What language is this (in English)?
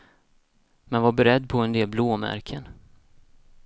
Swedish